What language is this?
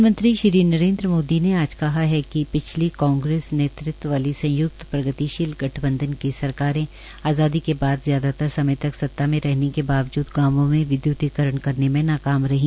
Hindi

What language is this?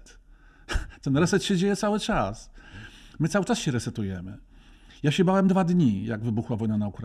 Polish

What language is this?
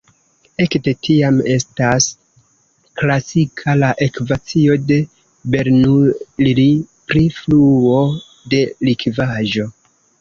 Esperanto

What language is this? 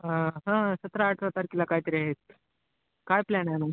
Marathi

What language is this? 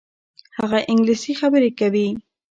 Pashto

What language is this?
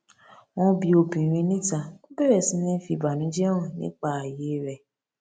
Yoruba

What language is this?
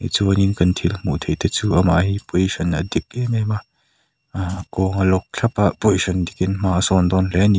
Mizo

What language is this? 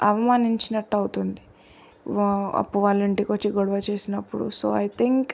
Telugu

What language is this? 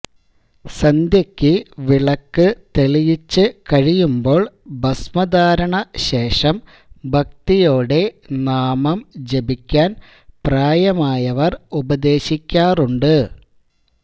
Malayalam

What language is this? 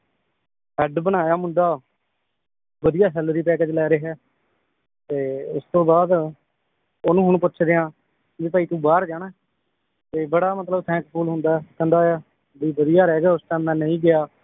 Punjabi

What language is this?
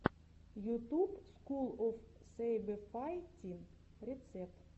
Russian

